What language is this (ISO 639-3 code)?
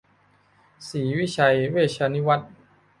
tha